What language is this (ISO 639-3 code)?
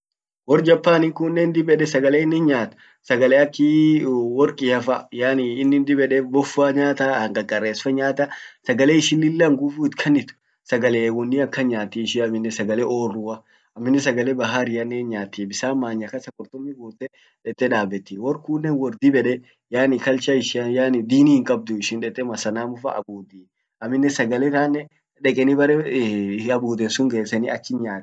orc